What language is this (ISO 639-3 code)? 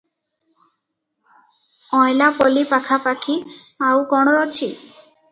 ori